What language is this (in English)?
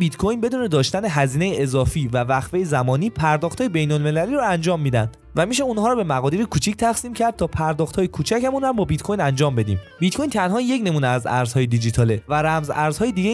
Persian